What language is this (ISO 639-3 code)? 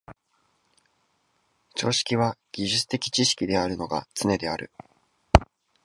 jpn